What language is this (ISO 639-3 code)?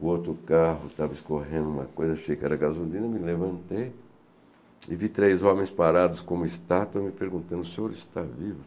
por